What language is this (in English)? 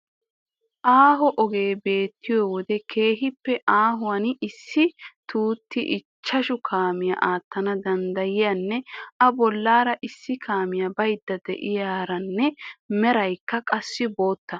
Wolaytta